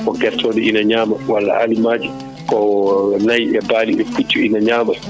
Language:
Fula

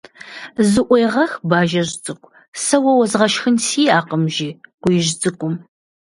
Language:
Kabardian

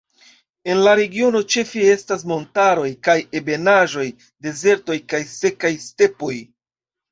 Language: Esperanto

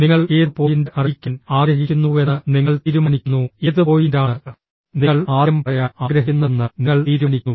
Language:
Malayalam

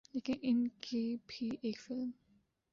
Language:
Urdu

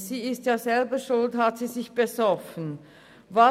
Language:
Swiss German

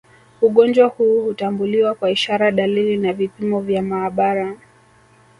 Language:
Swahili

